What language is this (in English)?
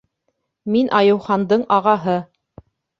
Bashkir